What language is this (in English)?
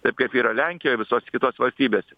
Lithuanian